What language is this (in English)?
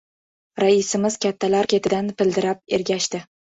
Uzbek